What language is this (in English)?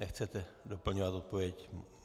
Czech